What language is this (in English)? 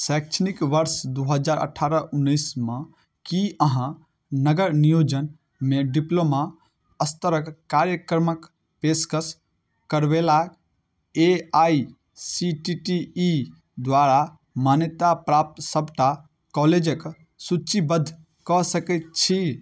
Maithili